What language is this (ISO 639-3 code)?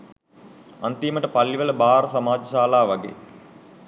sin